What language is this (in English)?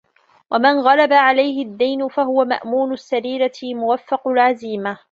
Arabic